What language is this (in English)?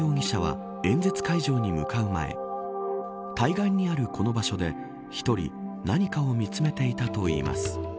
Japanese